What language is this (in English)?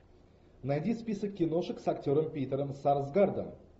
Russian